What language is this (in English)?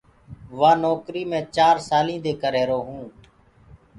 Gurgula